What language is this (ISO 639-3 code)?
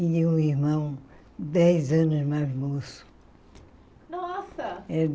por